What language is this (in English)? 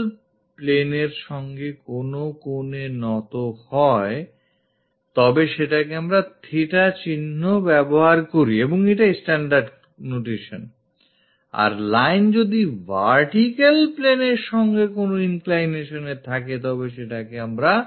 Bangla